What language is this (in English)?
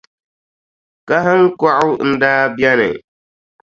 Dagbani